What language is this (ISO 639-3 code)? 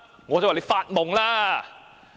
yue